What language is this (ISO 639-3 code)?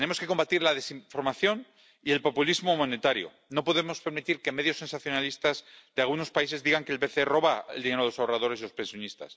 spa